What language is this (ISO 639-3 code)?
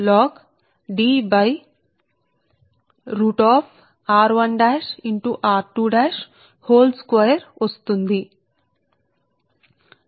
tel